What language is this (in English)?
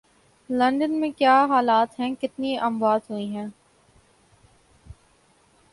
Urdu